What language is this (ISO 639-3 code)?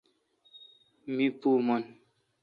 xka